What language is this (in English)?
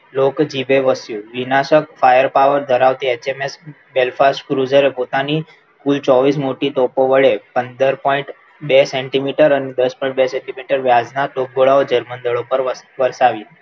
Gujarati